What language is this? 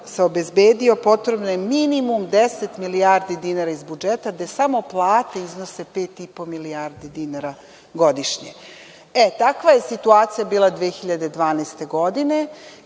Serbian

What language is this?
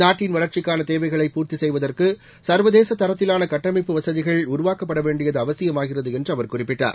Tamil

